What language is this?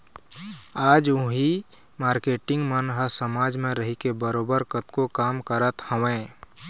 Chhattisgarhi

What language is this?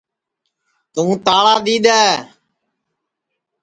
Sansi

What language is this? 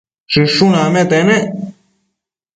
Matsés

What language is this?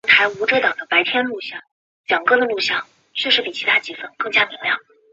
Chinese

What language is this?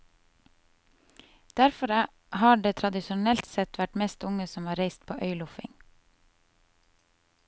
Norwegian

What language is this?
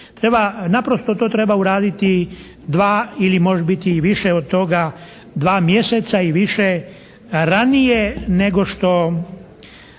Croatian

